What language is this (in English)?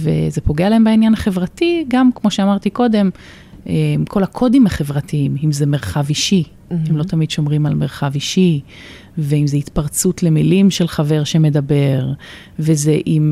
Hebrew